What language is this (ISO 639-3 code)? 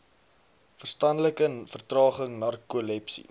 afr